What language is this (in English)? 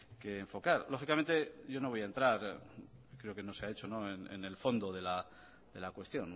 Spanish